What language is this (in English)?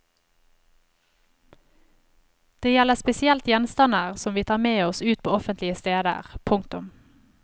Norwegian